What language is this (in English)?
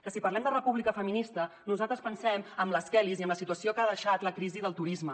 Catalan